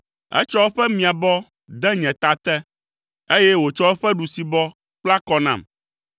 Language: Ewe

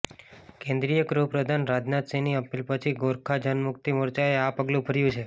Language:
Gujarati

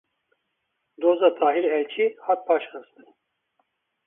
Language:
Kurdish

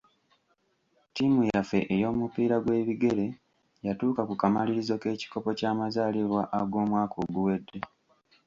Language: Ganda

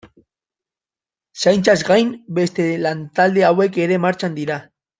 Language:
Basque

